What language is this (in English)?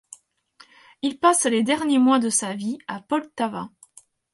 French